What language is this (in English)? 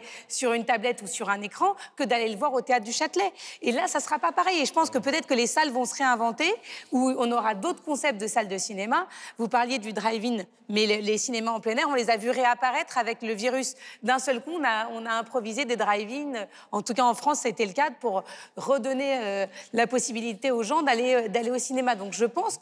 French